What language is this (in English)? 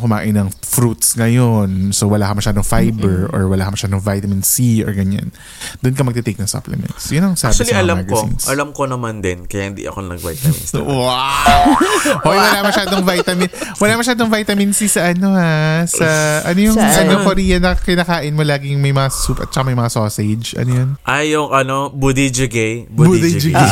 Filipino